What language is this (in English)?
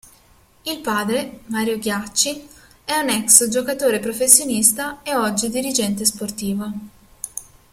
Italian